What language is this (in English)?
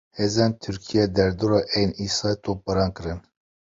Kurdish